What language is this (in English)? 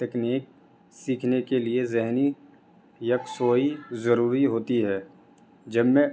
Urdu